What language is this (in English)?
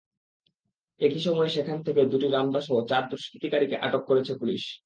Bangla